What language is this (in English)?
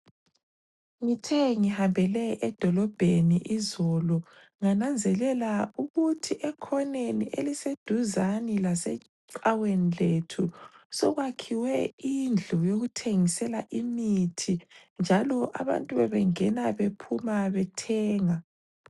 North Ndebele